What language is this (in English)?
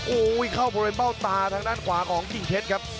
Thai